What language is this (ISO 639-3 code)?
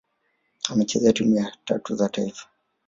swa